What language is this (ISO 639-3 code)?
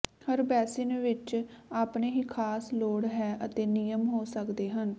pan